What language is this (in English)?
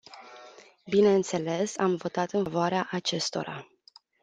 Romanian